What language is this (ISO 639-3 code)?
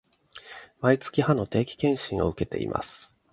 jpn